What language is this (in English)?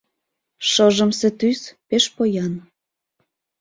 Mari